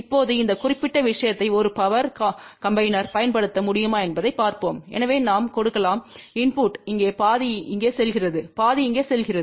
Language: Tamil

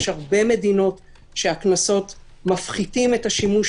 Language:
Hebrew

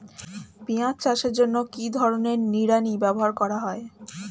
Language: Bangla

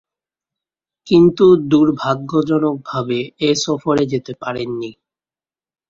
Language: Bangla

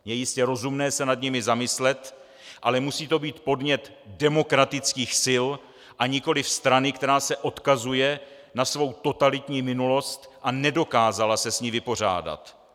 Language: Czech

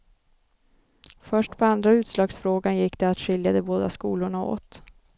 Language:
Swedish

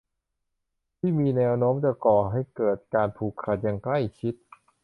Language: Thai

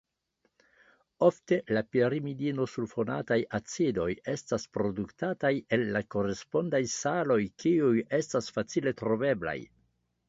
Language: Esperanto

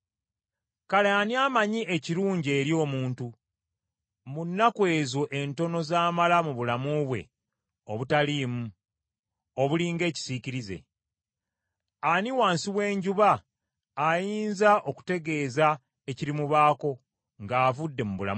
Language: Ganda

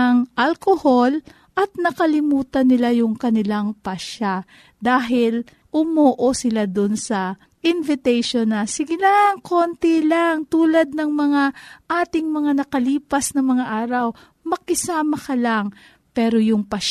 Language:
Filipino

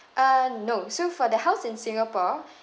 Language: English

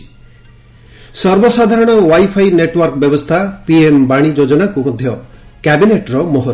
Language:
Odia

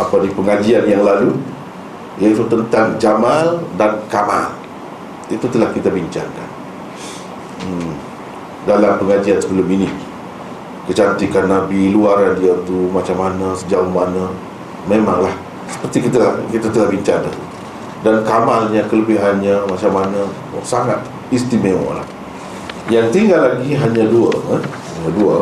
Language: Malay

